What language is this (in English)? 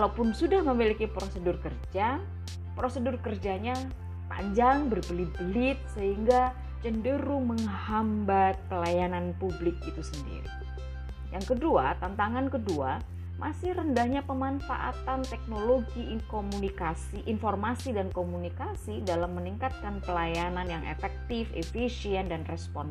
Indonesian